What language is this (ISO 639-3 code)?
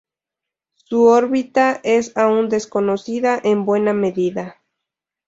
spa